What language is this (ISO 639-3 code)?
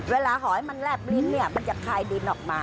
tha